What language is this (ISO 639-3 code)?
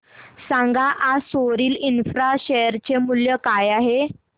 mar